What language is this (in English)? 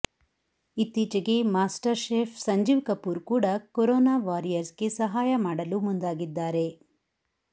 Kannada